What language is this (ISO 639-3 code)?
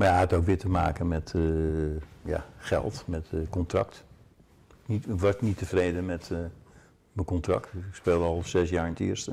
nld